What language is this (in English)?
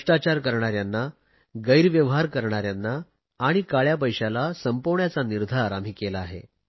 Marathi